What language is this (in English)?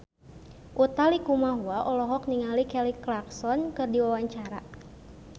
Sundanese